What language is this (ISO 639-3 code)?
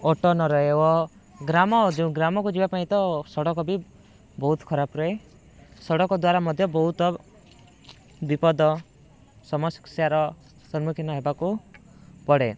ori